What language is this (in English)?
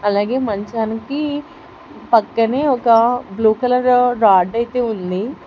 Telugu